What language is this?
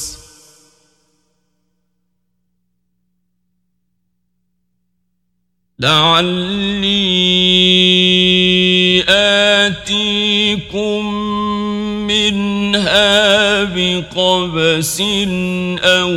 Arabic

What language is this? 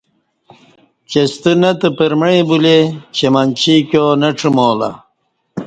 Kati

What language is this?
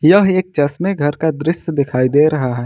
Hindi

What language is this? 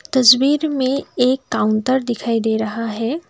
Hindi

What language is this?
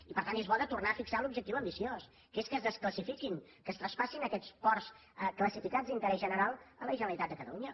Catalan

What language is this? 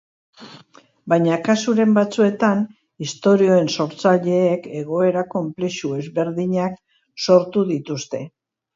Basque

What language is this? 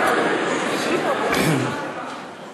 Hebrew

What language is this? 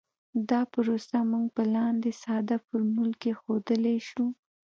Pashto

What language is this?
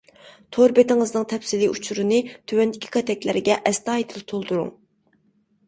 Uyghur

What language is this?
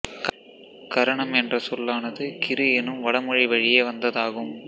Tamil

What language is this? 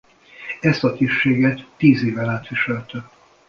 Hungarian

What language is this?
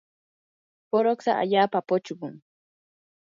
Yanahuanca Pasco Quechua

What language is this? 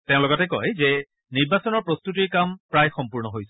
Assamese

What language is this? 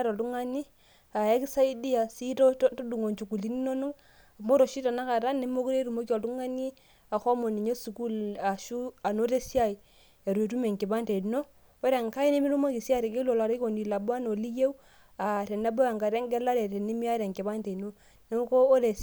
Masai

